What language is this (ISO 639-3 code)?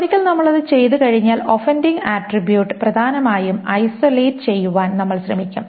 mal